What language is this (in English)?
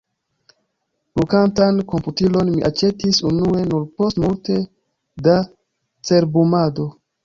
Esperanto